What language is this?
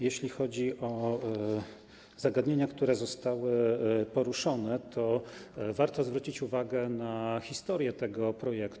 Polish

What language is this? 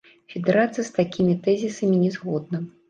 Belarusian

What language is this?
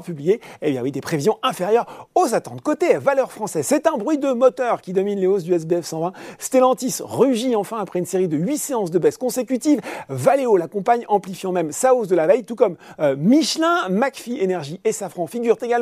French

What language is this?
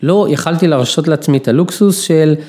Hebrew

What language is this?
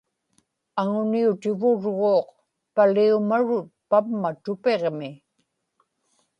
Inupiaq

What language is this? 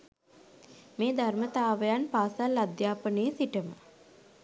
Sinhala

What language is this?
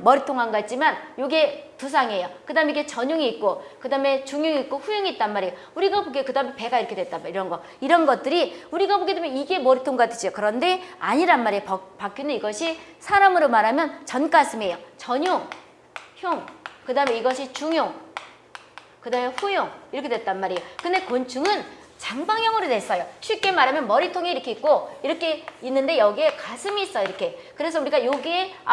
Korean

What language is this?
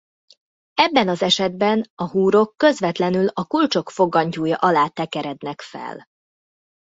Hungarian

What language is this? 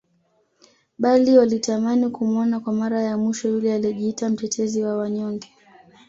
Swahili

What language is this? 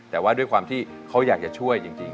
Thai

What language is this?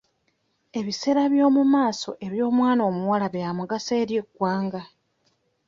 Ganda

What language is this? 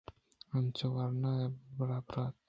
Eastern Balochi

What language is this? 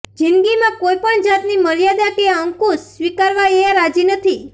Gujarati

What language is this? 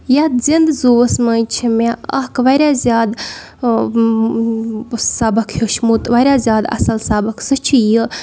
Kashmiri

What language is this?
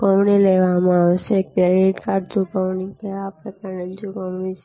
Gujarati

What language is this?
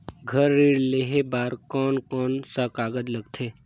Chhattisgarhi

